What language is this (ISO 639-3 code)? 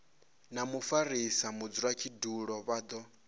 ven